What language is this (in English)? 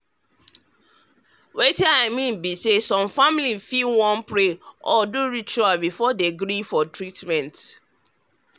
Nigerian Pidgin